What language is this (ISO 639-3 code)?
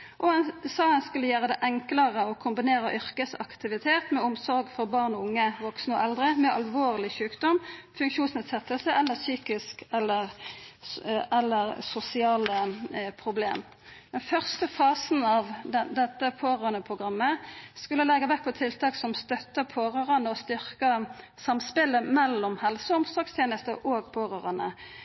nno